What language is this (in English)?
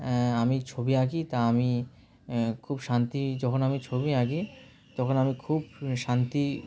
Bangla